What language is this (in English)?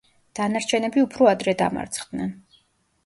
Georgian